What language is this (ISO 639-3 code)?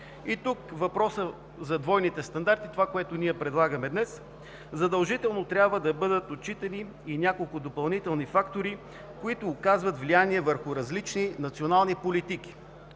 bul